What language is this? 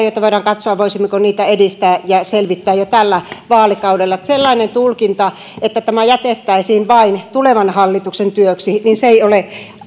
Finnish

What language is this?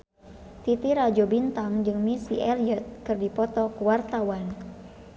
Sundanese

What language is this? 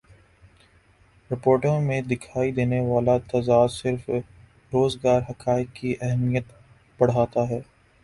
Urdu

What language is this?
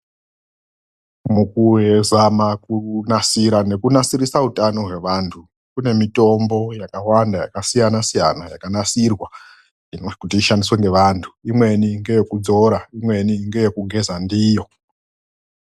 Ndau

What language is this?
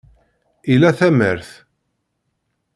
Kabyle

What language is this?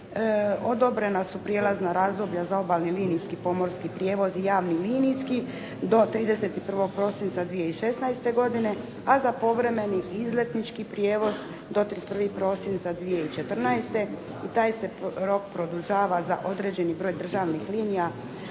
Croatian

